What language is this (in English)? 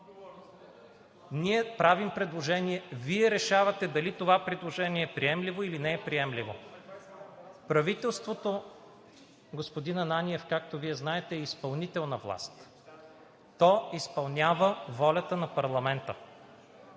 Bulgarian